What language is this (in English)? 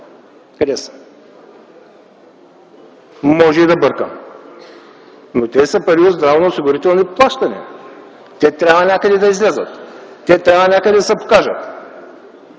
Bulgarian